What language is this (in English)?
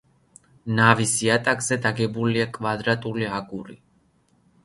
Georgian